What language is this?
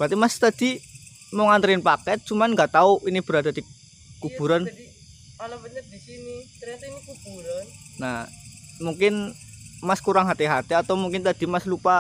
Indonesian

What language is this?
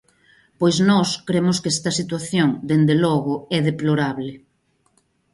Galician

